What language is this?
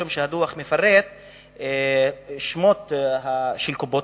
Hebrew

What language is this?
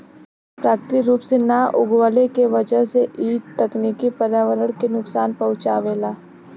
Bhojpuri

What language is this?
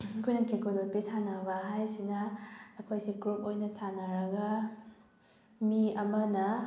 Manipuri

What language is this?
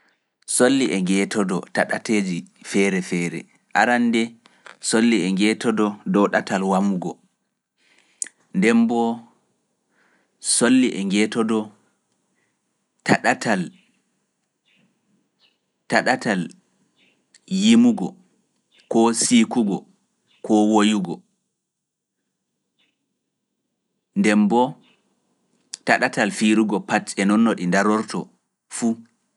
Fula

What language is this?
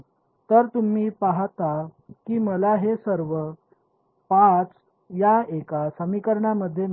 Marathi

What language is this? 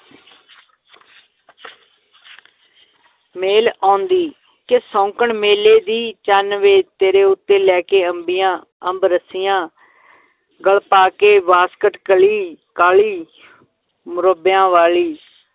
Punjabi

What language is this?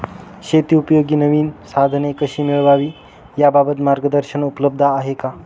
Marathi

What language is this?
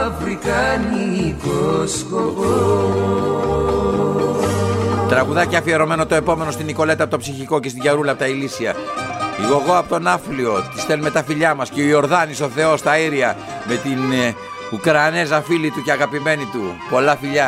Greek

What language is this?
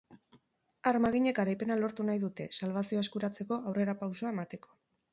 Basque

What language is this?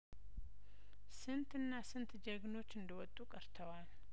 Amharic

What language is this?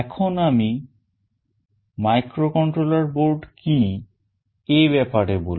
Bangla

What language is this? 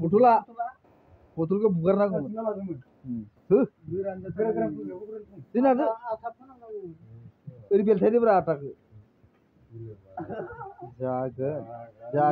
Bangla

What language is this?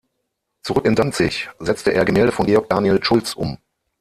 German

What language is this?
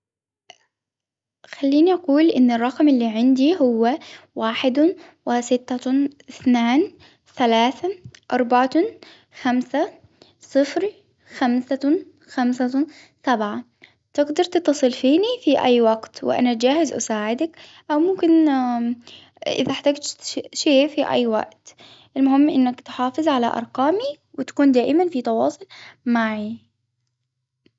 Hijazi Arabic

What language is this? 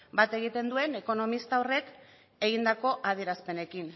Basque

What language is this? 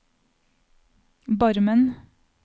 Norwegian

